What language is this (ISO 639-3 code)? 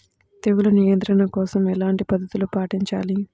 tel